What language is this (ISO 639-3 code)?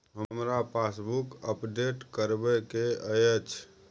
mai